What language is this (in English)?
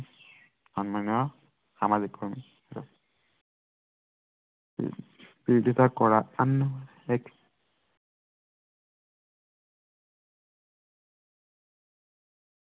Assamese